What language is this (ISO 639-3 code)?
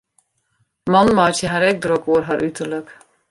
fry